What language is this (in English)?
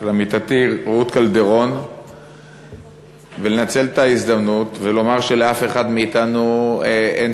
Hebrew